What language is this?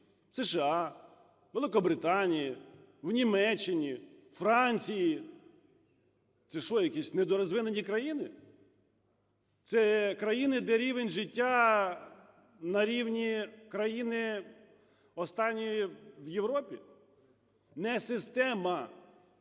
Ukrainian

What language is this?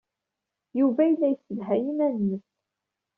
Kabyle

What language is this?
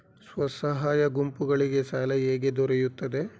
Kannada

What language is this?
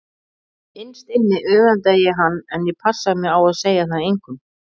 Icelandic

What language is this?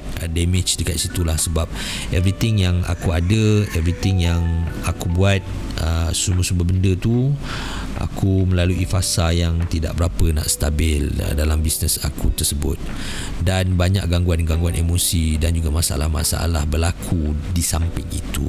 Malay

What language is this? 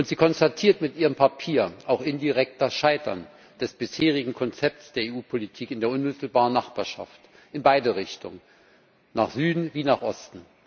German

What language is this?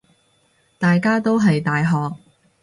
Cantonese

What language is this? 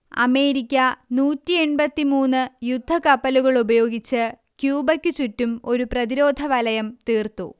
Malayalam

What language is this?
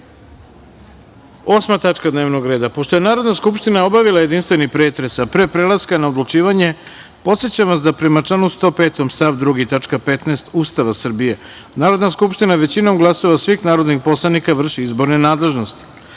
Serbian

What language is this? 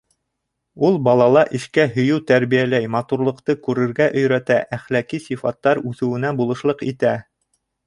Bashkir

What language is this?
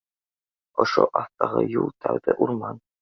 Bashkir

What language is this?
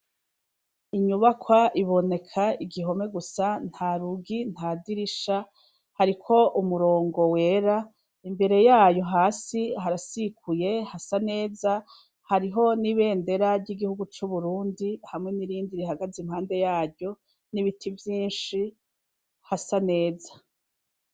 Rundi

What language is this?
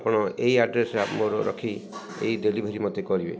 Odia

